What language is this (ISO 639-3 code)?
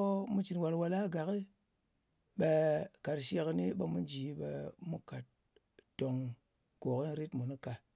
anc